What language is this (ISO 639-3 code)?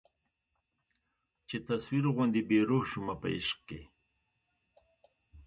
pus